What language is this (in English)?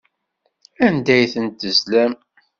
Kabyle